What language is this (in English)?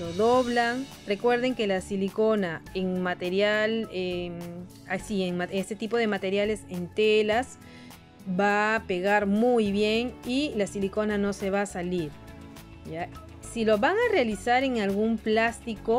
Spanish